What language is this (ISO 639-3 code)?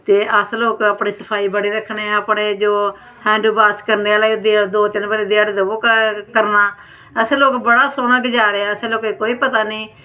doi